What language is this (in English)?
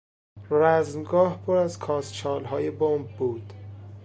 Persian